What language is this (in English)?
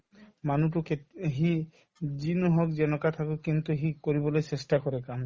Assamese